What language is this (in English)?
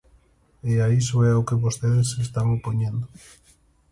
Galician